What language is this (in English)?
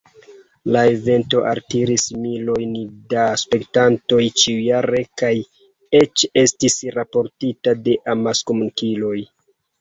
Esperanto